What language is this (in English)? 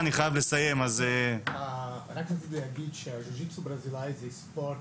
Hebrew